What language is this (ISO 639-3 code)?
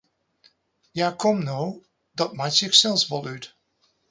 fry